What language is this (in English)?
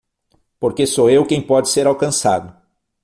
Portuguese